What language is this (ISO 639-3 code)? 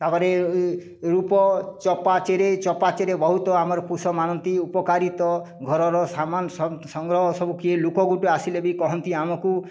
ori